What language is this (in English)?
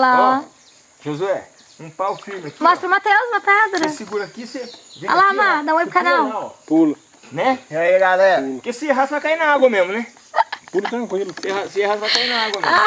Portuguese